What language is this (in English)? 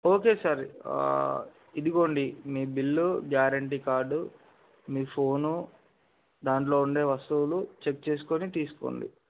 Telugu